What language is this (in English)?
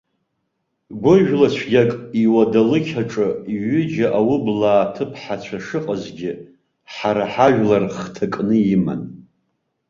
Abkhazian